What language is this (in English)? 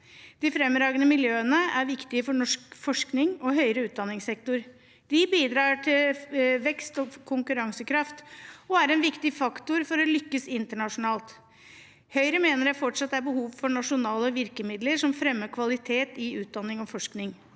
Norwegian